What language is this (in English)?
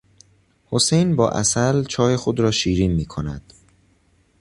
Persian